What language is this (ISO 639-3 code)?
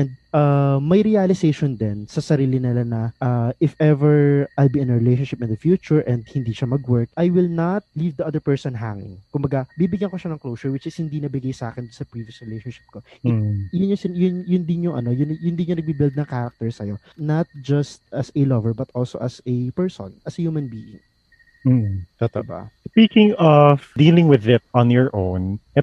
fil